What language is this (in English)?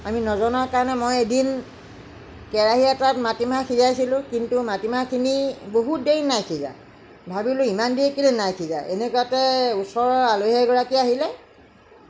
Assamese